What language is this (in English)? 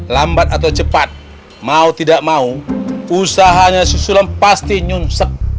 Indonesian